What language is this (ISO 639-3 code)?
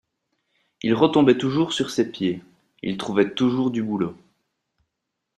fra